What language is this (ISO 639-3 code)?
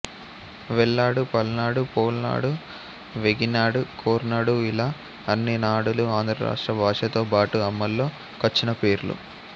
tel